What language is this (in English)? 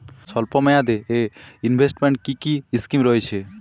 Bangla